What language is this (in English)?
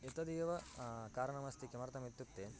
Sanskrit